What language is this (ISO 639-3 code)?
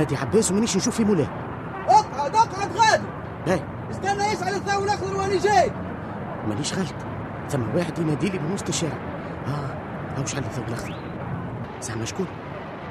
ara